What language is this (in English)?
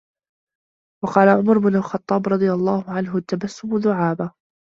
Arabic